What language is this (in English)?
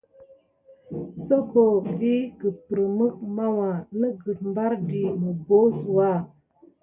Gidar